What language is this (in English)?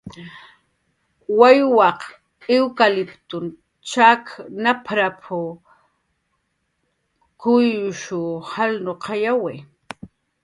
Jaqaru